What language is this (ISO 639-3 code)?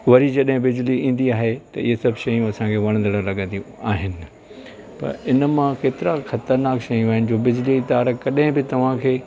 snd